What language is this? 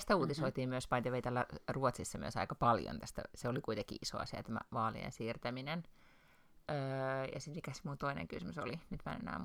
Finnish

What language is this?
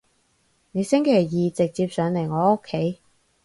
Cantonese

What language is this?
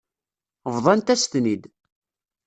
Kabyle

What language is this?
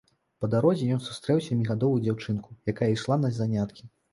Belarusian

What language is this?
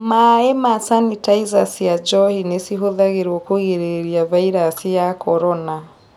Kikuyu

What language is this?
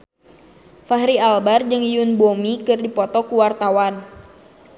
Sundanese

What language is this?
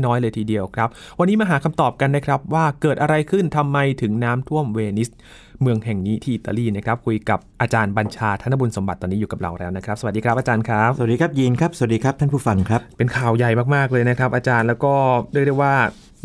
Thai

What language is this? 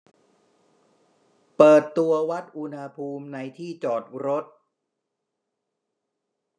Thai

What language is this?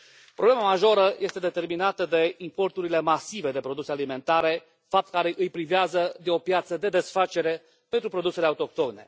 Romanian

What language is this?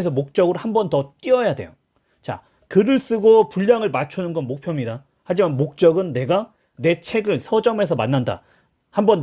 Korean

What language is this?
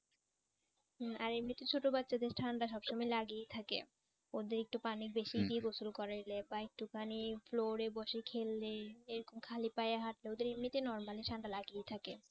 Bangla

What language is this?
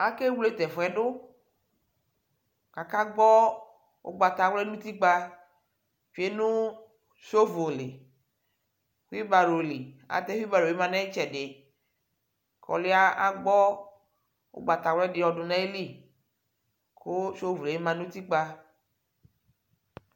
Ikposo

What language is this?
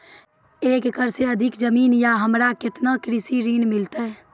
Maithili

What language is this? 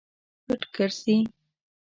Pashto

